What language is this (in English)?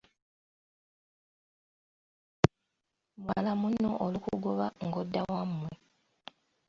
Ganda